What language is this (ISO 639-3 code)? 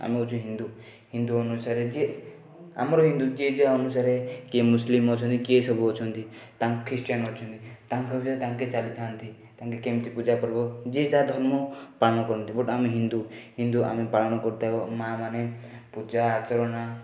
ori